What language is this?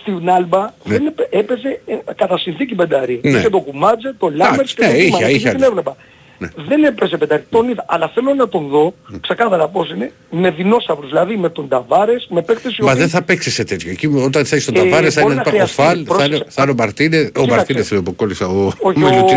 Greek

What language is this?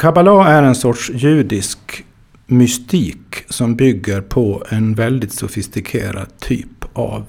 Swedish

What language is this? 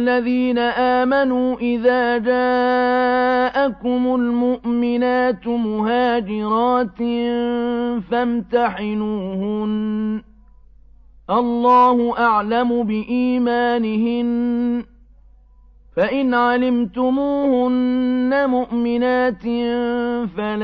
Arabic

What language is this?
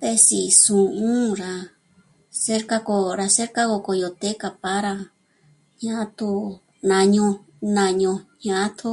Michoacán Mazahua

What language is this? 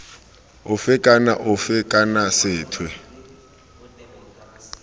Tswana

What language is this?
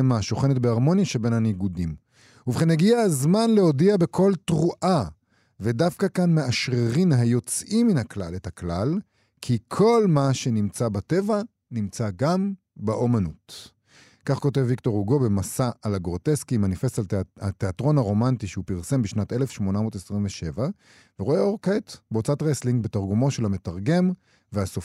Hebrew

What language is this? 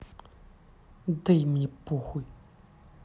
Russian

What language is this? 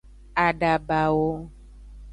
Aja (Benin)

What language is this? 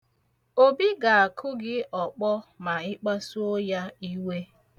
Igbo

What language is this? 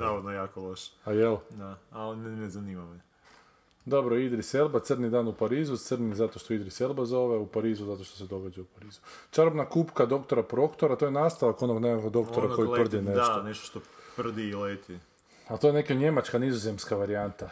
Croatian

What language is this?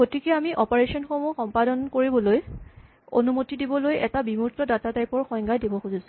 Assamese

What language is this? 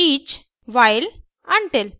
Hindi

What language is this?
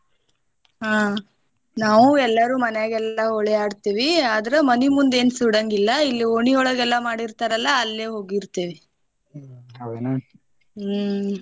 Kannada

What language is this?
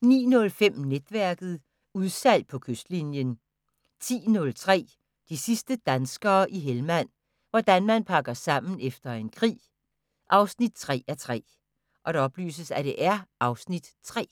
Danish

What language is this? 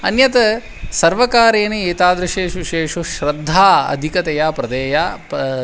Sanskrit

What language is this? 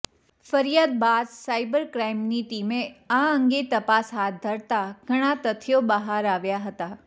Gujarati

